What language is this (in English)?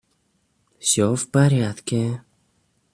Russian